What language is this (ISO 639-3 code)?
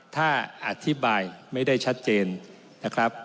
tha